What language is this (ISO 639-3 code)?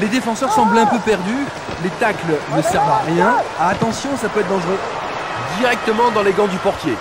fra